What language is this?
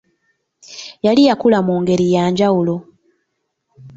Ganda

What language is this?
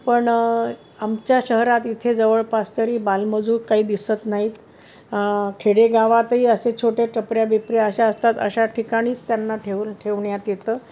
Marathi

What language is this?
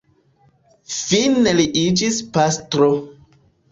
Esperanto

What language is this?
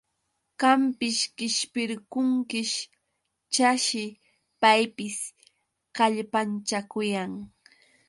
Yauyos Quechua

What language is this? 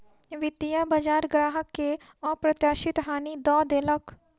Maithili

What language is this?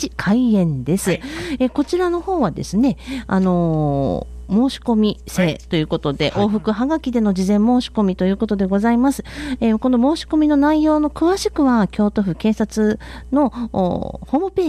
Japanese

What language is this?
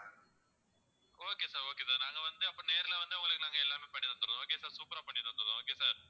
Tamil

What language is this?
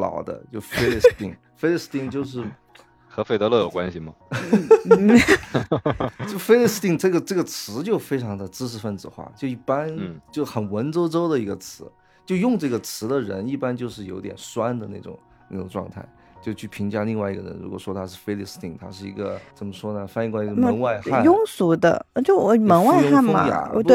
Chinese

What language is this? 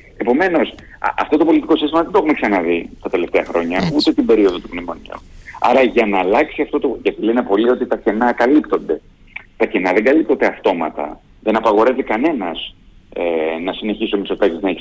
Greek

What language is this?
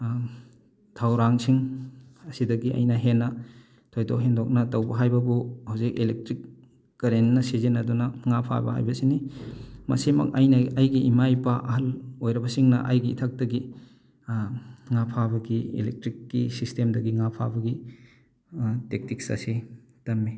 Manipuri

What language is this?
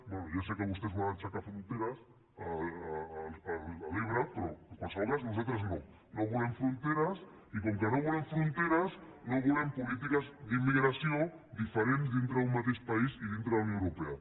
Catalan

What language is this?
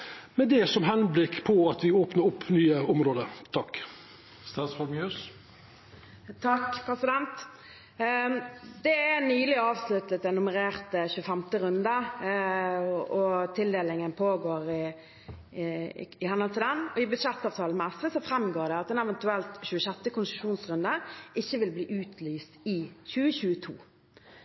Norwegian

